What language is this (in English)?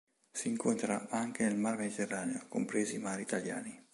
Italian